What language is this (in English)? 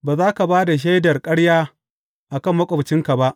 Hausa